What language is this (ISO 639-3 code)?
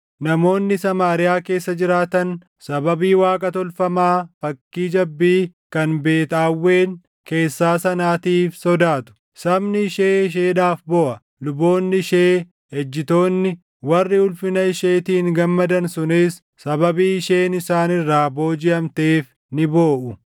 orm